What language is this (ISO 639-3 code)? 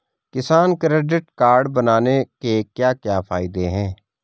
hin